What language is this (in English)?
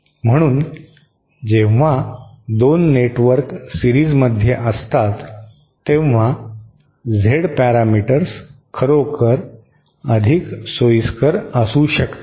Marathi